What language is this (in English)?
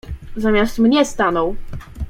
Polish